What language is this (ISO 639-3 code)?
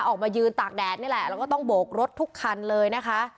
tha